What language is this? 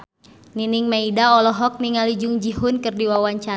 Sundanese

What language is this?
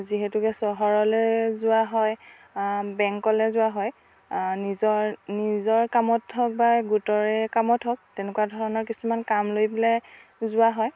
Assamese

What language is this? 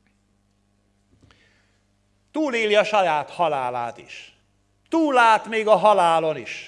Hungarian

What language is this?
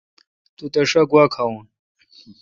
Kalkoti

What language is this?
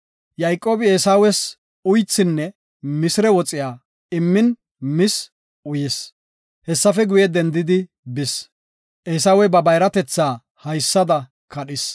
Gofa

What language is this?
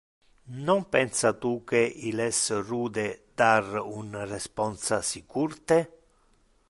Interlingua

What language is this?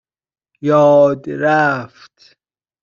Persian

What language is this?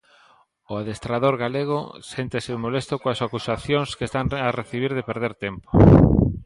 Galician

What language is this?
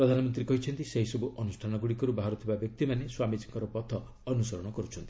Odia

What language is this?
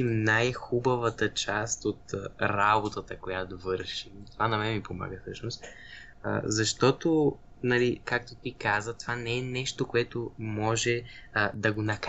Bulgarian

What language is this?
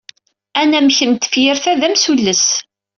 Kabyle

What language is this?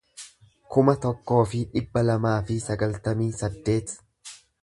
Oromo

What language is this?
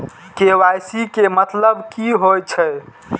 Maithili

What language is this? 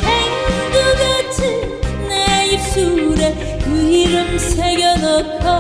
Korean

